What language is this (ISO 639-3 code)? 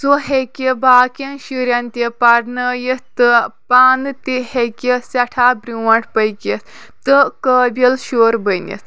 kas